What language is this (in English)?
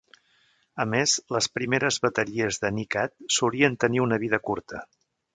Catalan